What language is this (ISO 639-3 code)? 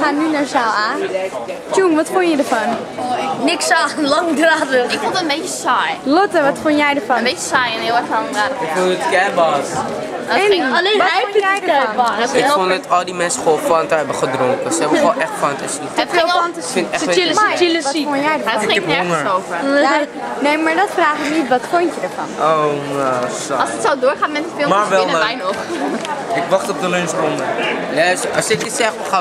nld